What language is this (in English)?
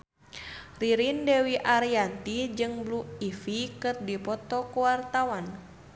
Sundanese